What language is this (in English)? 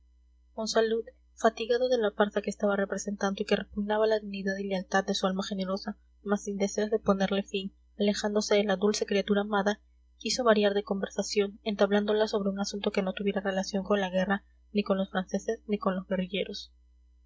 Spanish